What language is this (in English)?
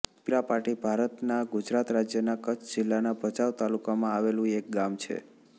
Gujarati